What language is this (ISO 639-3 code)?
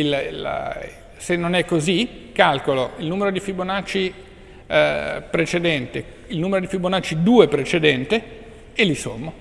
ita